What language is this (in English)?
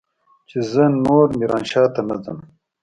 Pashto